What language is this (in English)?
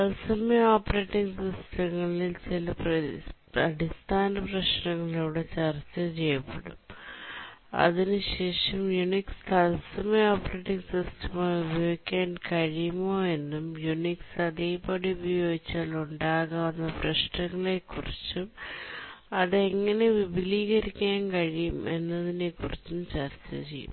Malayalam